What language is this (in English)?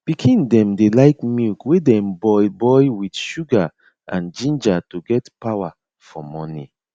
Nigerian Pidgin